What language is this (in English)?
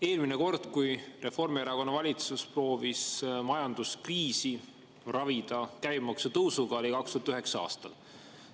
Estonian